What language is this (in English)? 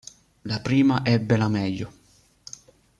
Italian